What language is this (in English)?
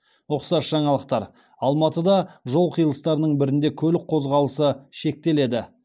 Kazakh